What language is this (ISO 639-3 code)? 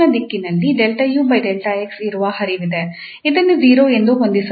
kan